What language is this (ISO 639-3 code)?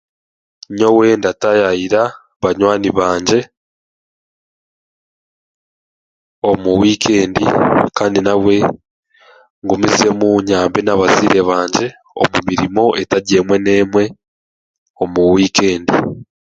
cgg